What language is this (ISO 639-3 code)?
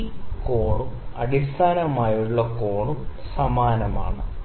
mal